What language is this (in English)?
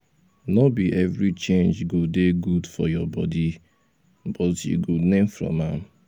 Nigerian Pidgin